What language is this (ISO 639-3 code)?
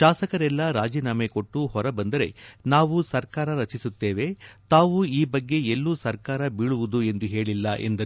kan